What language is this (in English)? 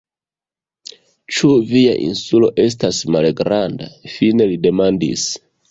Esperanto